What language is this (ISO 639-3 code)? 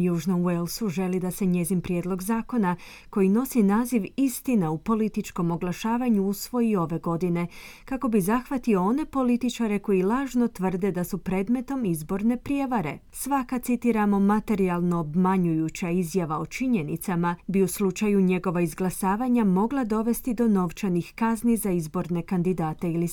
hrv